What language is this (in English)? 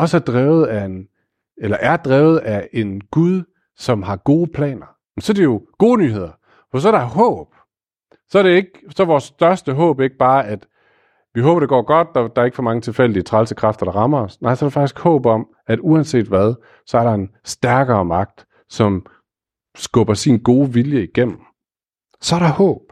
Danish